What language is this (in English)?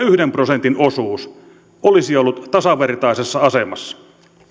Finnish